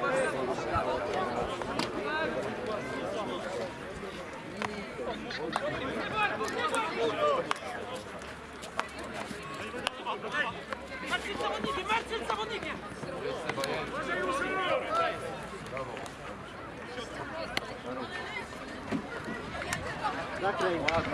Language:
Polish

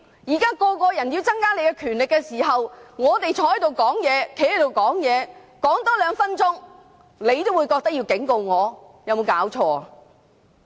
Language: Cantonese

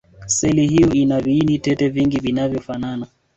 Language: Swahili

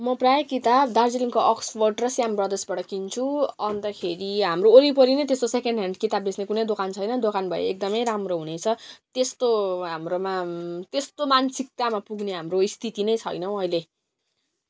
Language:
Nepali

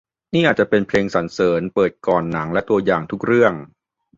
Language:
Thai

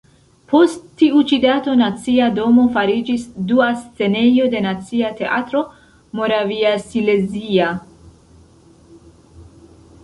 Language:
Esperanto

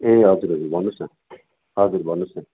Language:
Nepali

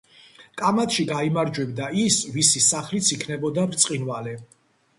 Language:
Georgian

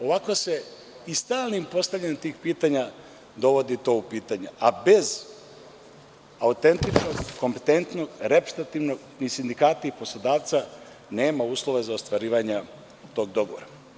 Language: Serbian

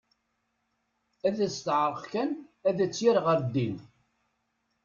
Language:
Kabyle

